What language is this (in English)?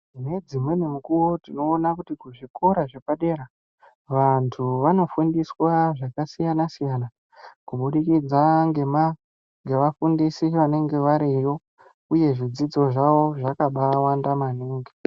Ndau